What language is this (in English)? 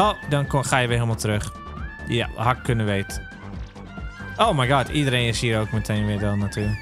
Dutch